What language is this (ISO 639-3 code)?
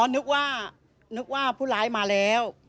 tha